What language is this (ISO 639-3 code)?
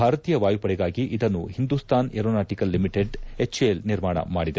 kan